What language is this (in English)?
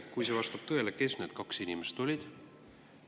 Estonian